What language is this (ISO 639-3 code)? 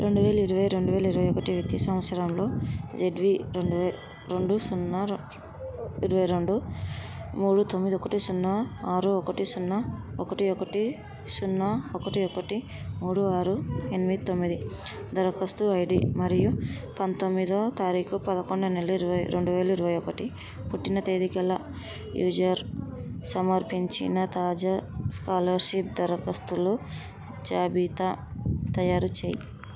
tel